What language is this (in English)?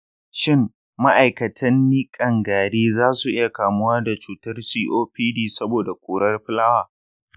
Hausa